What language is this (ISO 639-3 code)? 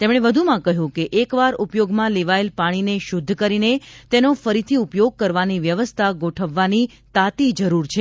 guj